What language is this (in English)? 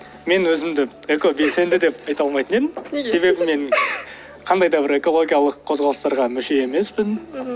Kazakh